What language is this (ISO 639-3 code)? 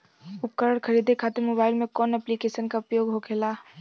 bho